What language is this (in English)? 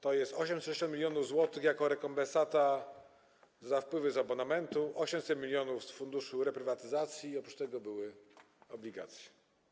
Polish